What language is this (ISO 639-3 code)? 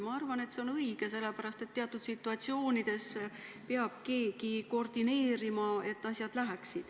est